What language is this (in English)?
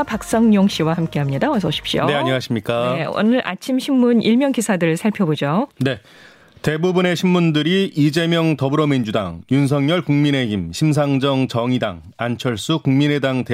Korean